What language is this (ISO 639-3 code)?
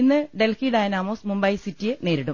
mal